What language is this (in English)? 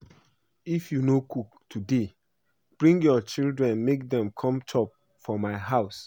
Nigerian Pidgin